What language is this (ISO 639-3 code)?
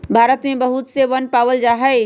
mag